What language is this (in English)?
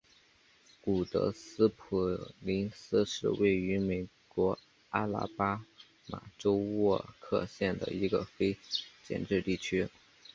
Chinese